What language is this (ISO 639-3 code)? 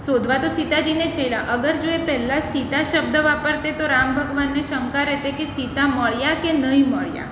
guj